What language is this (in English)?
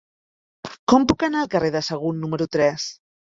Catalan